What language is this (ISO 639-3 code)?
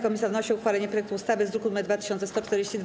pol